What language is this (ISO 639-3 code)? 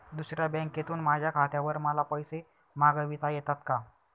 mar